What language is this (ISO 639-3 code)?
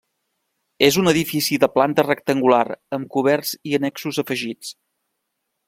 cat